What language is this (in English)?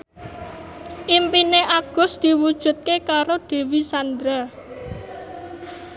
Javanese